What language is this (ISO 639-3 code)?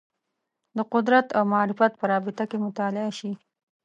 pus